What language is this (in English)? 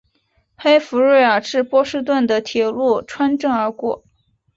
Chinese